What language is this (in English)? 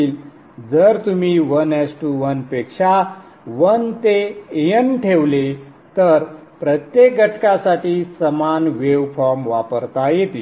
Marathi